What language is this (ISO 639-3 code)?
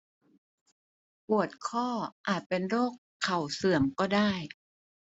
tha